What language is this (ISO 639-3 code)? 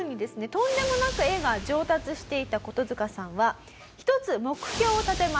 jpn